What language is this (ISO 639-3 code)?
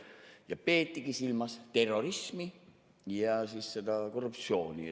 est